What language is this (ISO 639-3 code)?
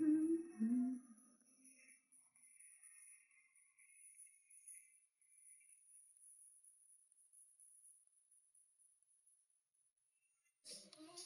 eng